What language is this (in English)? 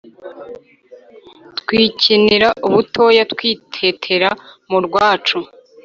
Kinyarwanda